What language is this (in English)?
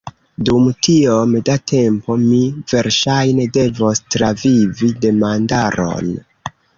Esperanto